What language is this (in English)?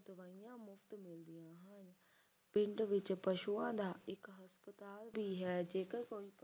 Punjabi